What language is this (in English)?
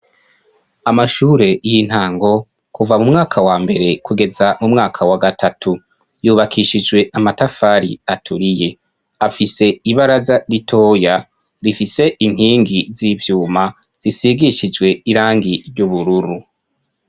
Rundi